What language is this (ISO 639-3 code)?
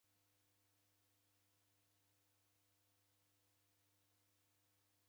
dav